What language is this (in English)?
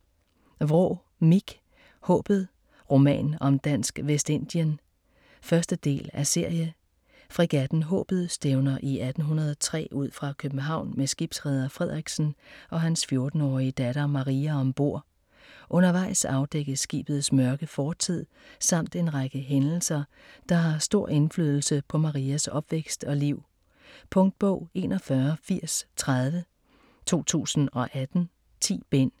Danish